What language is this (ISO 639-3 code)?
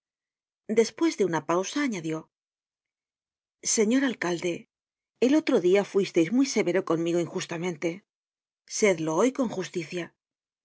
spa